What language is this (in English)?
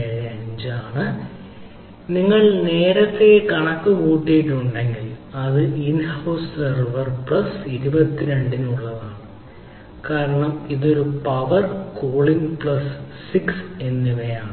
Malayalam